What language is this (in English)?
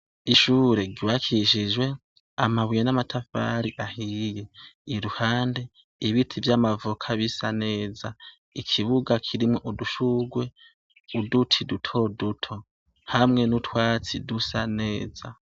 Rundi